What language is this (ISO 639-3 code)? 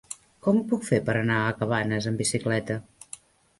cat